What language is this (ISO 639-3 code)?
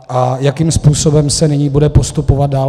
ces